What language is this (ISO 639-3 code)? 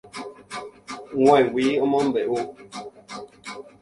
grn